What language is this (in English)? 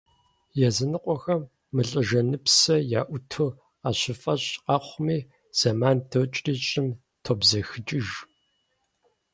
Kabardian